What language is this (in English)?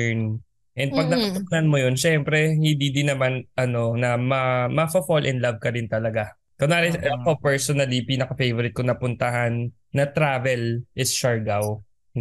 Filipino